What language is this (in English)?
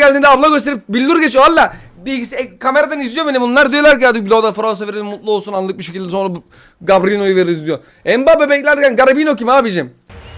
Turkish